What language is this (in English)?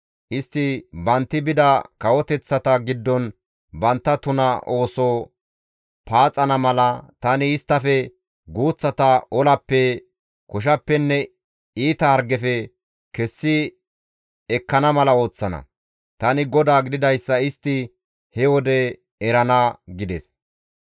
Gamo